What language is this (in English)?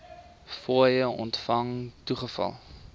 Afrikaans